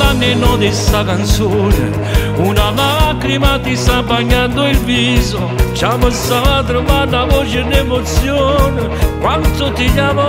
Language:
Italian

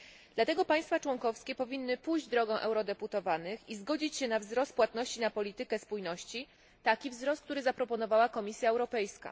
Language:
Polish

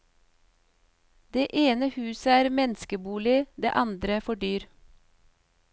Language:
Norwegian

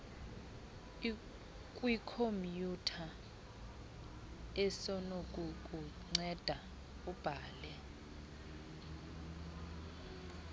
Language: Xhosa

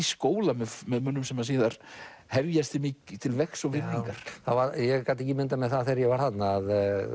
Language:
Icelandic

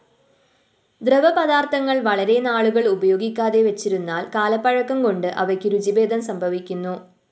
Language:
Malayalam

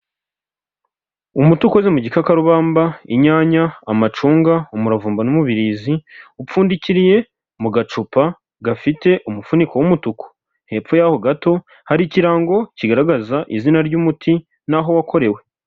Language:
Kinyarwanda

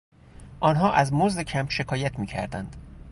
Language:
Persian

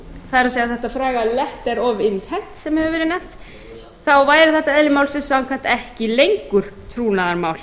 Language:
Icelandic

